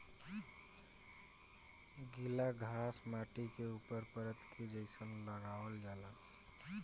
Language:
Bhojpuri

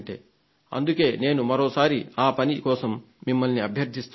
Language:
Telugu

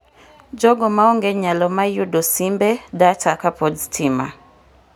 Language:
Luo (Kenya and Tanzania)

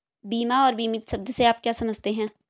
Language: Hindi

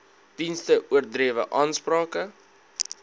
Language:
Afrikaans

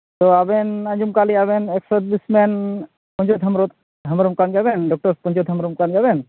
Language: Santali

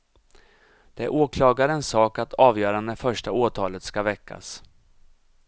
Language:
Swedish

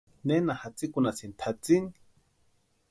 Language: Western Highland Purepecha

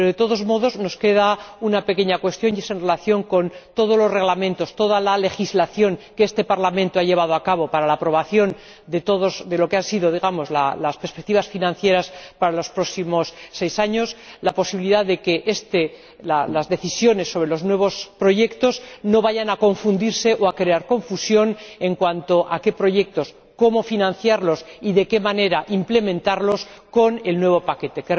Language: Spanish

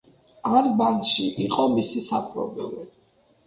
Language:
Georgian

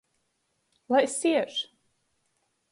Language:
Latgalian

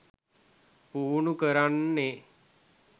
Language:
Sinhala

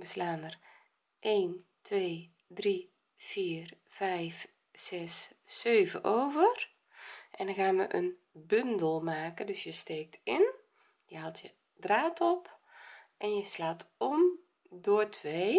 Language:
Dutch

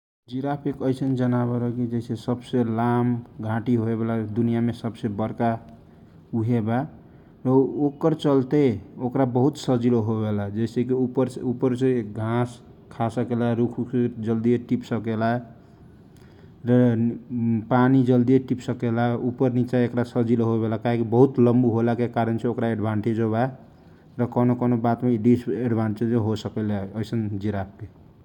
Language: Kochila Tharu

